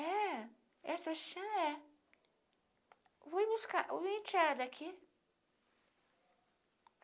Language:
Portuguese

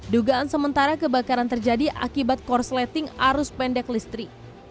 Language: Indonesian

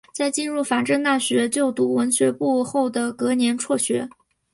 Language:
Chinese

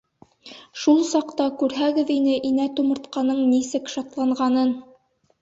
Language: Bashkir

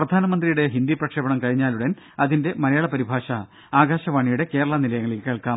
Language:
Malayalam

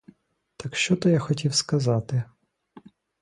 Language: Ukrainian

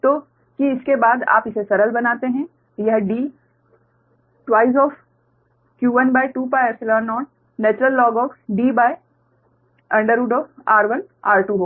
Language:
Hindi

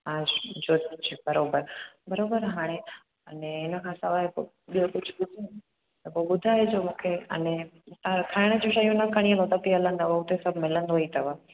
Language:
Sindhi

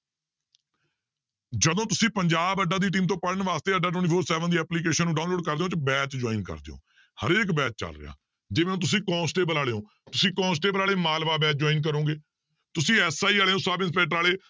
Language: Punjabi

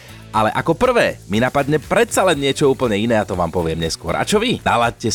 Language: Slovak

